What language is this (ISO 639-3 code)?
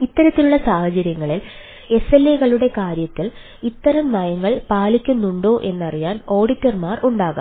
mal